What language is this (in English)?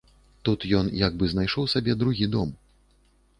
Belarusian